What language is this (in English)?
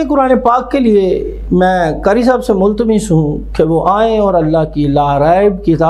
Arabic